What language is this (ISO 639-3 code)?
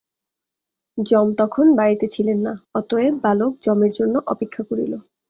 ben